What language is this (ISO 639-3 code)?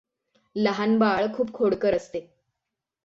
mar